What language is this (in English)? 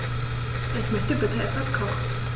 German